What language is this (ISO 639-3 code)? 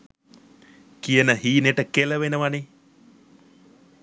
sin